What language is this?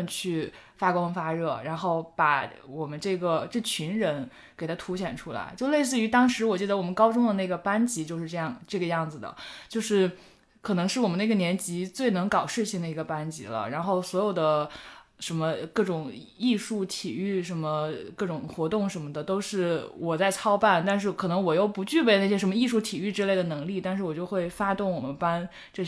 Chinese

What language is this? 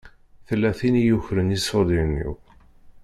Kabyle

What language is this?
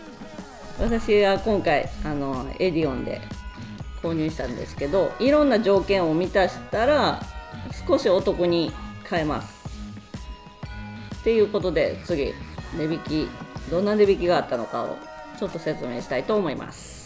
Japanese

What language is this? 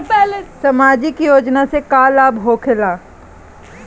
Bhojpuri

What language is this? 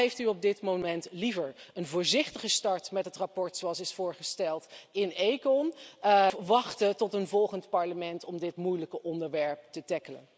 Dutch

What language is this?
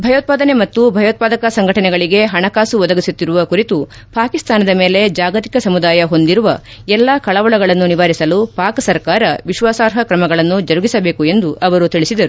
Kannada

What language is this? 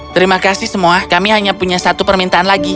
Indonesian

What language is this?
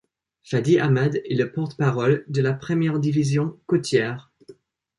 French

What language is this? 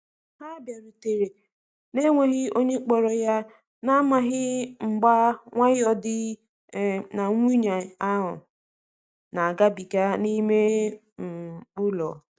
Igbo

